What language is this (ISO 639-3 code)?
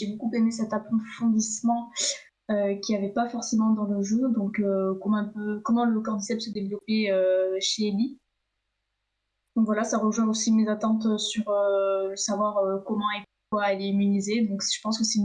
fra